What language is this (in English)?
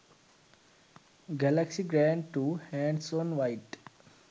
Sinhala